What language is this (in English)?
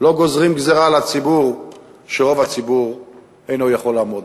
Hebrew